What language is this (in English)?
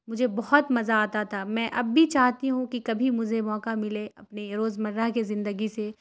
Urdu